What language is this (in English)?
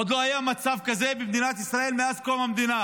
Hebrew